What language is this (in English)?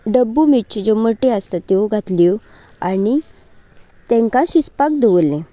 Konkani